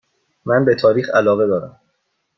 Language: Persian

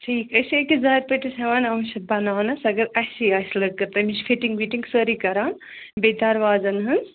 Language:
Kashmiri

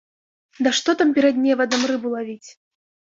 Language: Belarusian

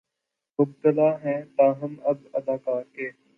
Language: Urdu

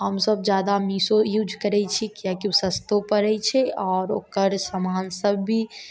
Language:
Maithili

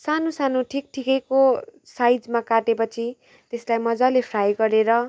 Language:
Nepali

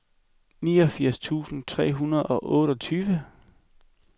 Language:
Danish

